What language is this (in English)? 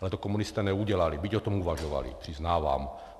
Czech